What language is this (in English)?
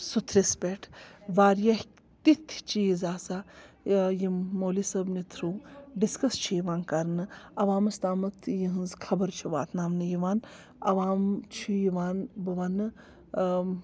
Kashmiri